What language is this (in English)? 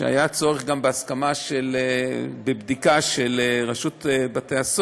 Hebrew